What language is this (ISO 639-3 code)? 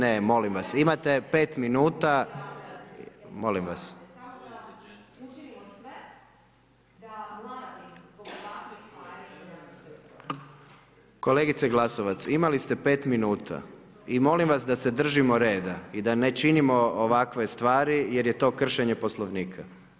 hrv